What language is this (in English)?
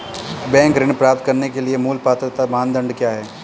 Hindi